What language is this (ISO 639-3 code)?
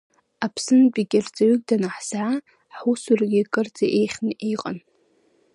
abk